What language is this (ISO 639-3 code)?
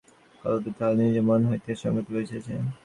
ben